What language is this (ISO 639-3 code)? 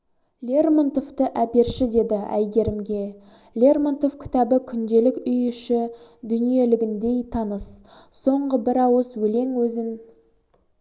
kaz